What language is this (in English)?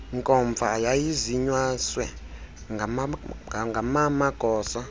Xhosa